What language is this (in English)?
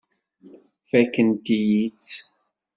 Kabyle